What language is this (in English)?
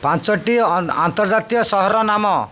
Odia